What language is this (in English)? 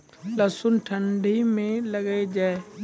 Maithili